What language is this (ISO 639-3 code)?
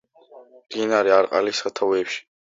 kat